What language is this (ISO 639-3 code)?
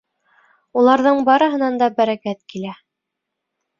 bak